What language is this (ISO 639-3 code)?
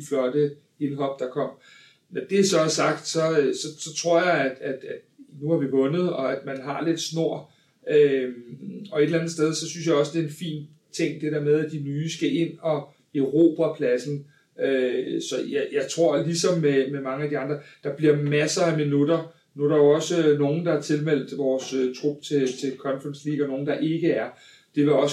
dan